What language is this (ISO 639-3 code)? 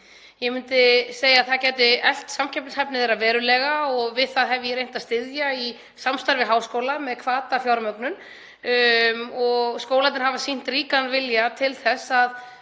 isl